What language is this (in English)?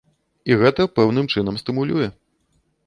Belarusian